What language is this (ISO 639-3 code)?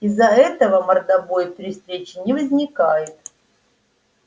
rus